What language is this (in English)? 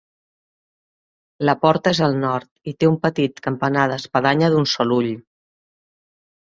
Catalan